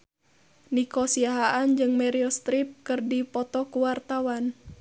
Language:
Sundanese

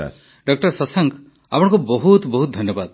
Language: Odia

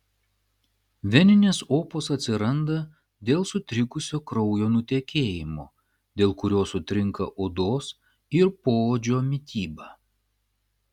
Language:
Lithuanian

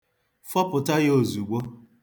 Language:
Igbo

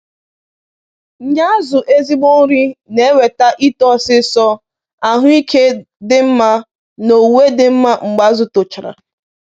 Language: Igbo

